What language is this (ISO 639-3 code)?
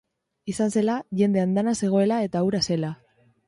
eus